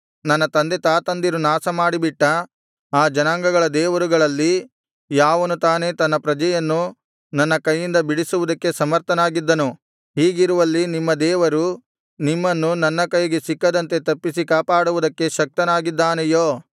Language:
Kannada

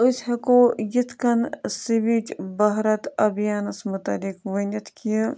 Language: Kashmiri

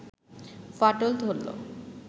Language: Bangla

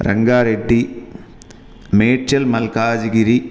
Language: Sanskrit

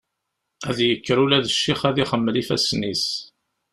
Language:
Kabyle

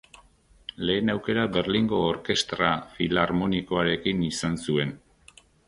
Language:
Basque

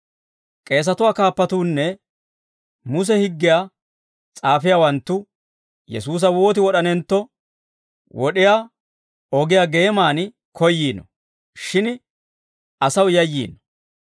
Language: Dawro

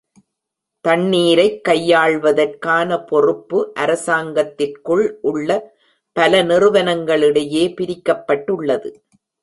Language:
Tamil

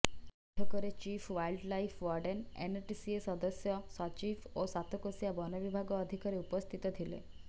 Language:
Odia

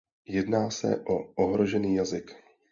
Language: Czech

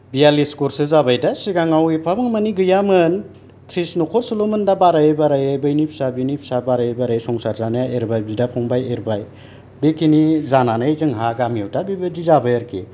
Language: Bodo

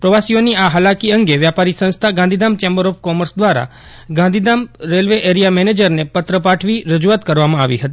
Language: Gujarati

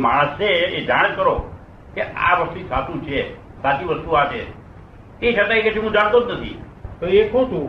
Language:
Gujarati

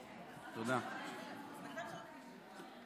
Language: Hebrew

